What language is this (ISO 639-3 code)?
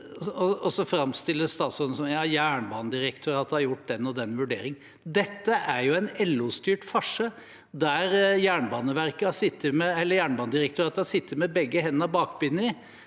nor